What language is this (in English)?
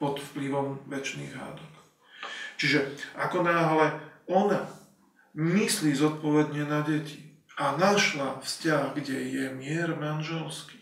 Slovak